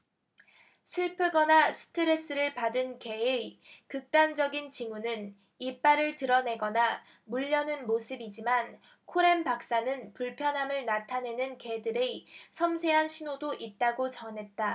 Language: Korean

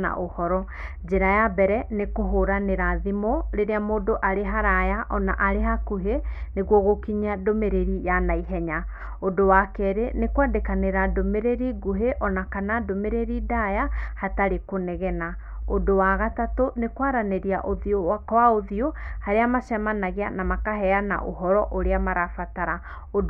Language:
Kikuyu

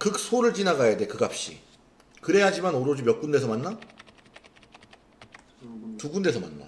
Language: Korean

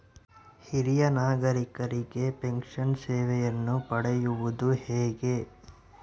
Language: Kannada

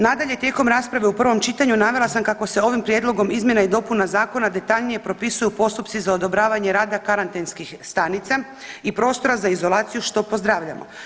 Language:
Croatian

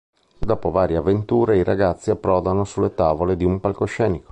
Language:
Italian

